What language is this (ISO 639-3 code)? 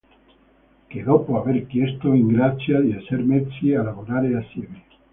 ita